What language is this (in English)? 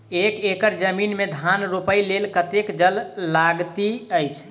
Maithili